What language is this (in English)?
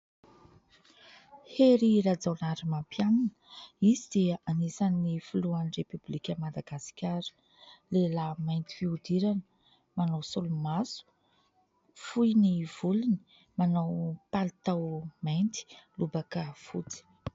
Malagasy